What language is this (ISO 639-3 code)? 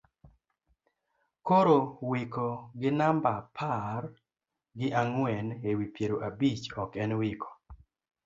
luo